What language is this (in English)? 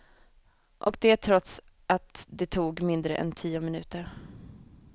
Swedish